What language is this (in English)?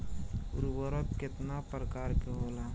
Bhojpuri